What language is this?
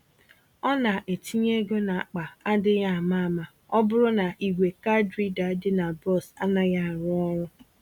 Igbo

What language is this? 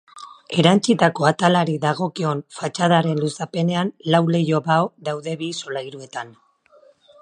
Basque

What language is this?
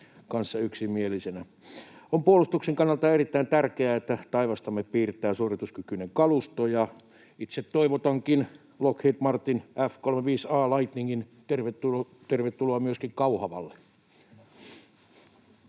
Finnish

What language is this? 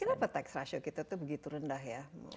Indonesian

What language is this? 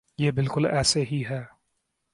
Urdu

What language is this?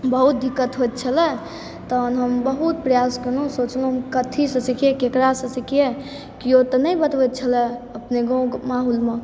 Maithili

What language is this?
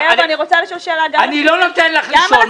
Hebrew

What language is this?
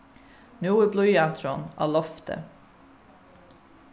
Faroese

